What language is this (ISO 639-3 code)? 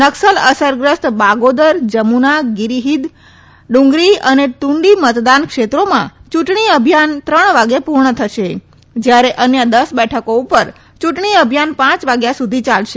guj